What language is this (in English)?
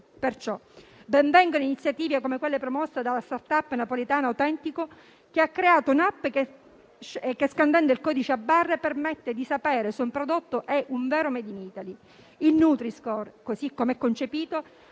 Italian